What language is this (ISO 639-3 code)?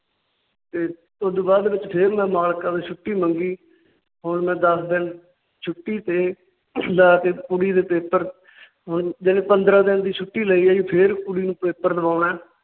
pan